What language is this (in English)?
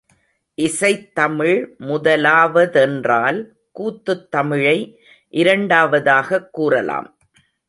Tamil